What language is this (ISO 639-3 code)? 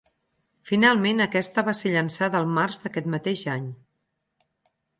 cat